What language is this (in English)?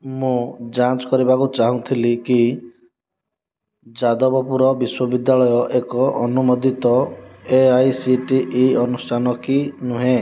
Odia